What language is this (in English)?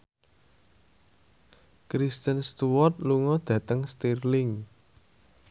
Javanese